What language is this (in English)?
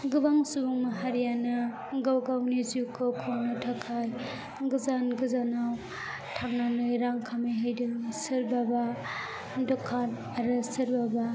Bodo